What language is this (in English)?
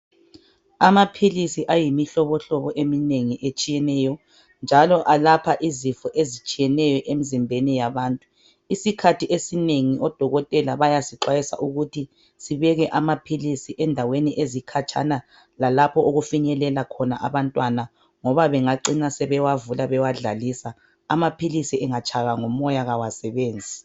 North Ndebele